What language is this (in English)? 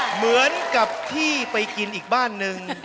Thai